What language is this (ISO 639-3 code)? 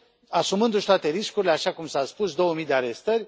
ron